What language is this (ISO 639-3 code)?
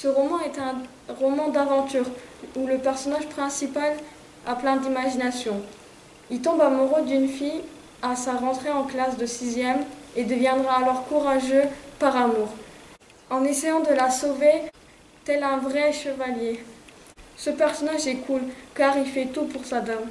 fra